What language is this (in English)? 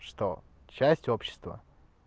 Russian